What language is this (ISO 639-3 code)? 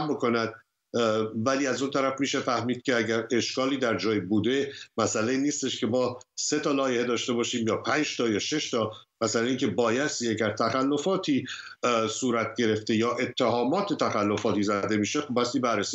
fas